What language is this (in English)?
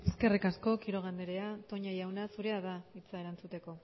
Basque